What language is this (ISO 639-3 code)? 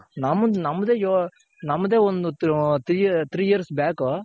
kan